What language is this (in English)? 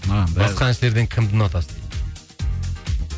Kazakh